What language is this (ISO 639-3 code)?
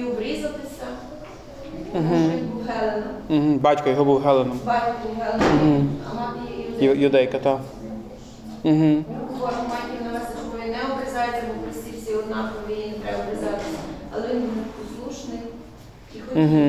ukr